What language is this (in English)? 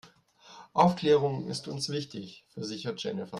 German